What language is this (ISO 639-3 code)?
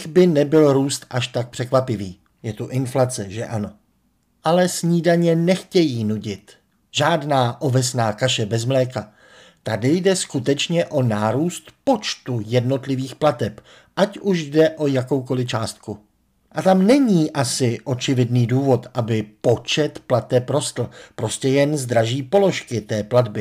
ces